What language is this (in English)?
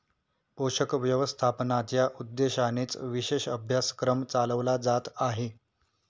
Marathi